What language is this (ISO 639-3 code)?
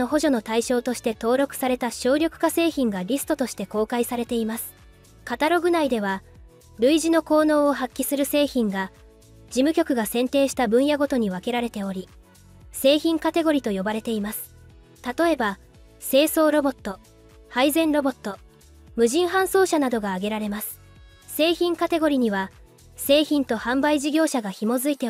jpn